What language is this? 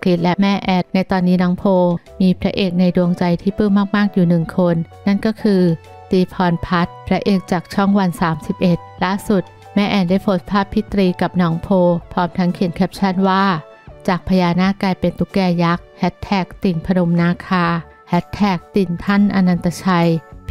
Thai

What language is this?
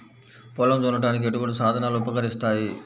Telugu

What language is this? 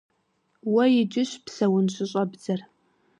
Kabardian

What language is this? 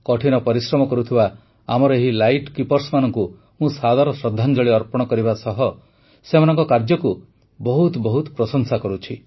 Odia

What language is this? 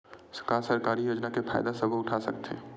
Chhattisgarhi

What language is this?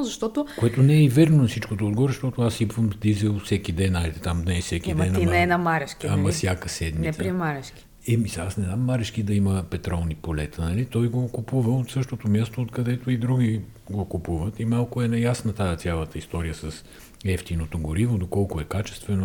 Bulgarian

